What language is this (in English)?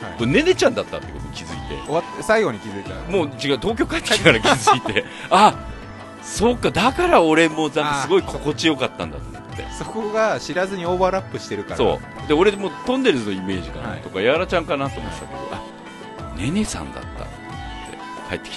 Japanese